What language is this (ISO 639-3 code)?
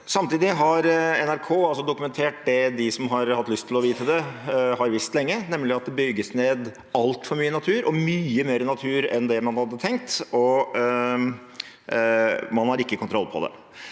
nor